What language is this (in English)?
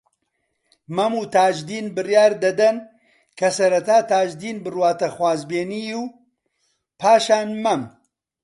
Central Kurdish